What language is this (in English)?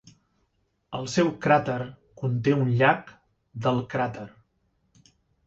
Catalan